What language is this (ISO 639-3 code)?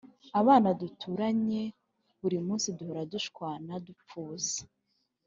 kin